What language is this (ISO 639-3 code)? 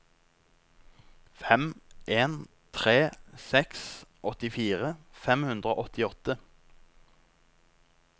nor